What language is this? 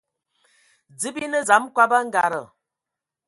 Ewondo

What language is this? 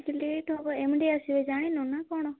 Odia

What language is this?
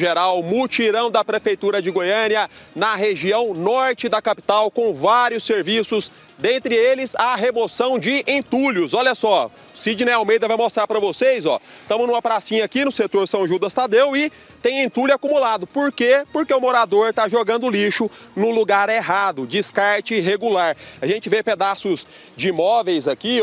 Portuguese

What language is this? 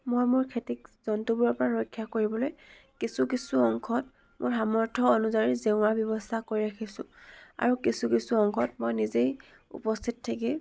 Assamese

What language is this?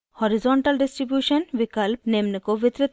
Hindi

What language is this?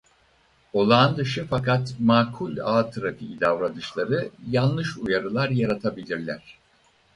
Turkish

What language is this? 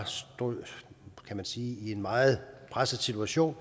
Danish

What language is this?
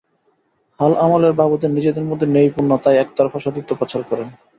Bangla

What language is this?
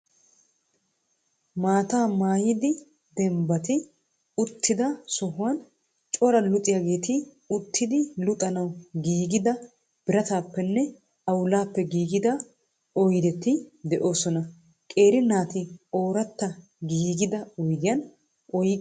Wolaytta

